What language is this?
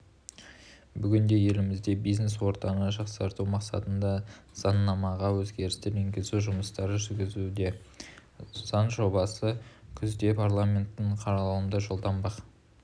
Kazakh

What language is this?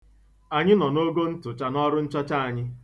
Igbo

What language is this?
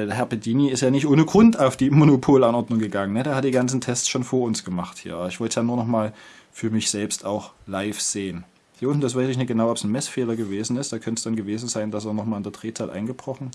German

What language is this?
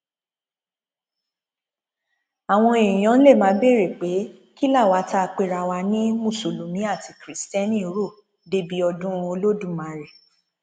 Yoruba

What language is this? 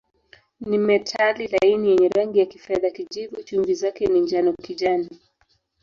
Swahili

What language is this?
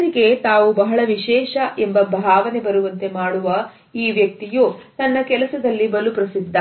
Kannada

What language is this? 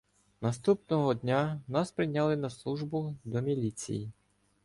Ukrainian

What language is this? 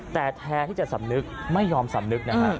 Thai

